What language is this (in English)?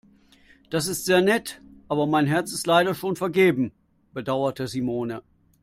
German